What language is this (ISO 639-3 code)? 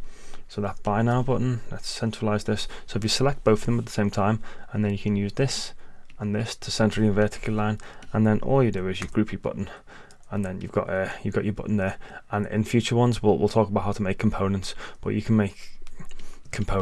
eng